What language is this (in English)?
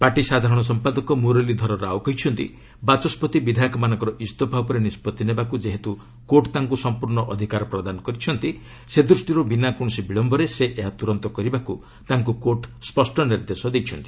Odia